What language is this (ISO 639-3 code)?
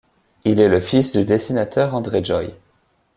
fra